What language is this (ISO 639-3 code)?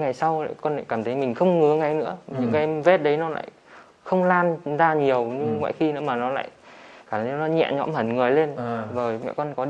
vie